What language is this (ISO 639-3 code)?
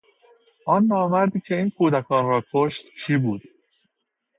fas